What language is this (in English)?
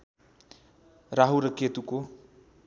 Nepali